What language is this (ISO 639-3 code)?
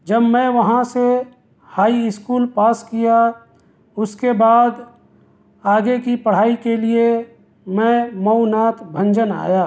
urd